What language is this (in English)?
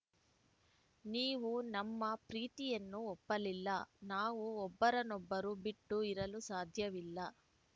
Kannada